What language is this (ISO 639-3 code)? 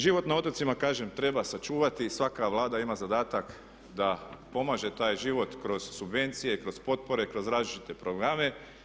hrv